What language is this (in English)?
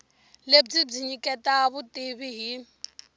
Tsonga